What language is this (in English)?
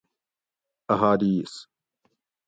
Gawri